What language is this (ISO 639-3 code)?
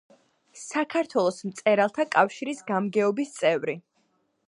kat